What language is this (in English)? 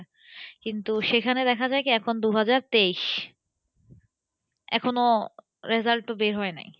Bangla